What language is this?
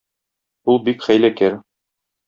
Tatar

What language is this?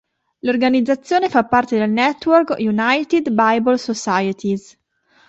Italian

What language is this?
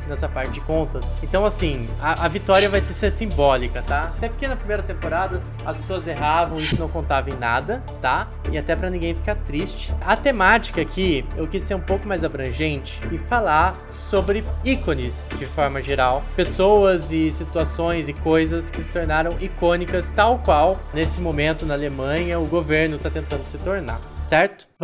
Portuguese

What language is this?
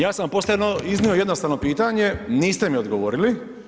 Croatian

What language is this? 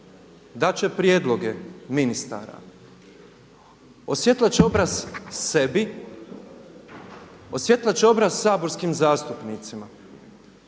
Croatian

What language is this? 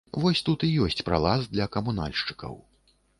Belarusian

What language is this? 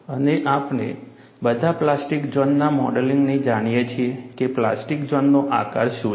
Gujarati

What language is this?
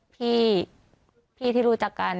Thai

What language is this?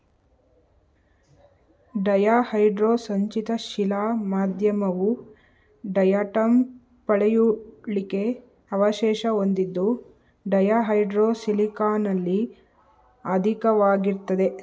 Kannada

